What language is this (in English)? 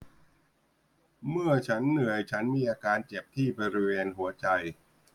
Thai